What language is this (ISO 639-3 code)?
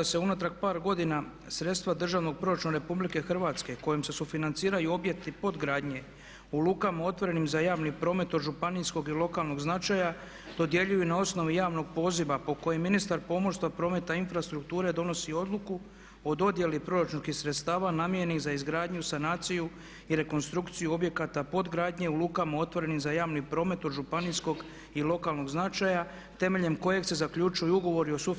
hrv